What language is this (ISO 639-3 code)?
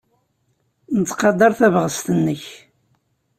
kab